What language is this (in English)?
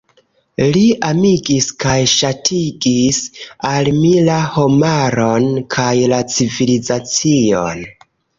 Esperanto